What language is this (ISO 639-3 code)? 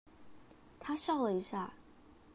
zho